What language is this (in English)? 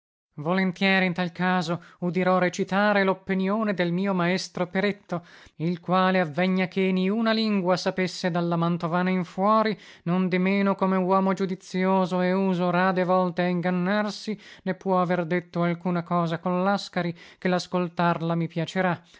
Italian